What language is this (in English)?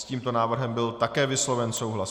Czech